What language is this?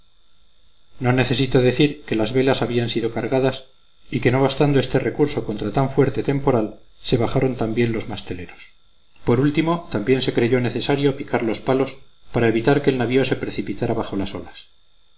Spanish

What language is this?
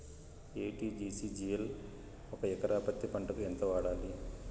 Telugu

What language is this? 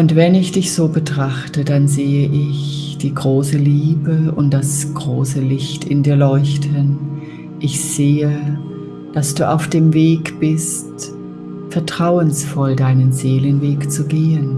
German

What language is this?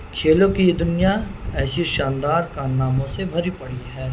Urdu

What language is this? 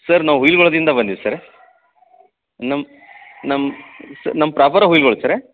Kannada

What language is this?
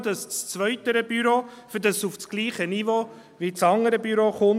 Swiss German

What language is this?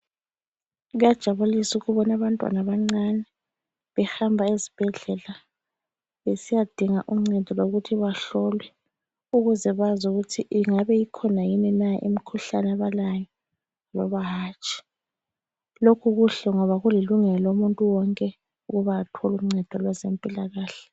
North Ndebele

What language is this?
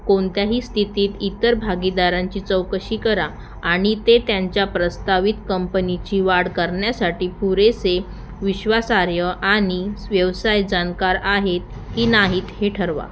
Marathi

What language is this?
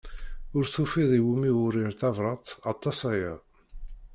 Kabyle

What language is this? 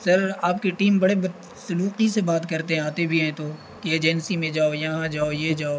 Urdu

